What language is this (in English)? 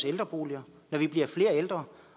Danish